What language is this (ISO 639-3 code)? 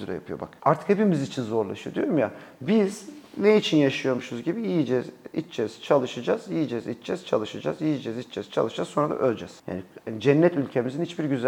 tur